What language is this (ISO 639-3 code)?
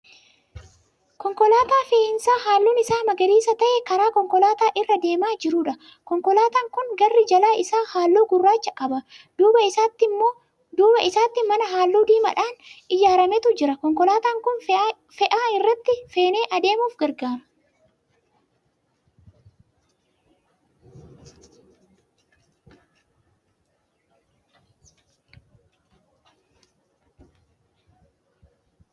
orm